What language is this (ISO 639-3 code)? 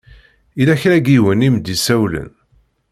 kab